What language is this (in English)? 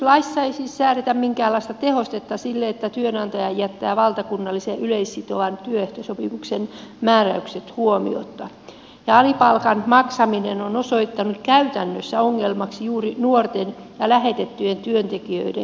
Finnish